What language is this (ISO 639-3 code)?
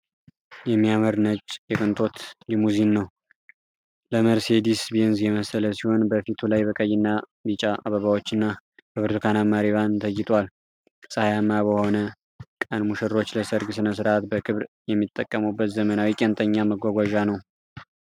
amh